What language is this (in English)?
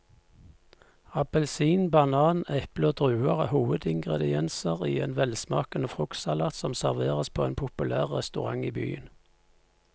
Norwegian